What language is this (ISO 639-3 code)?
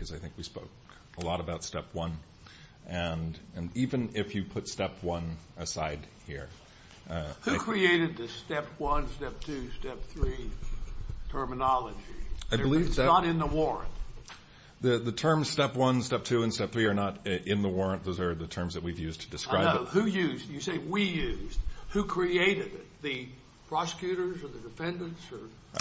eng